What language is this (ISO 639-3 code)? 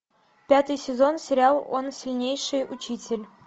rus